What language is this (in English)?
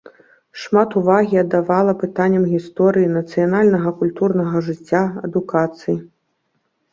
Belarusian